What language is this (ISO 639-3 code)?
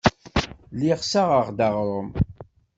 kab